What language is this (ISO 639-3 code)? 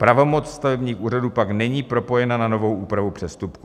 ces